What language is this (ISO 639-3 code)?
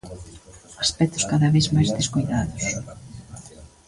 glg